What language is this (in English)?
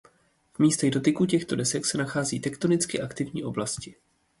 Czech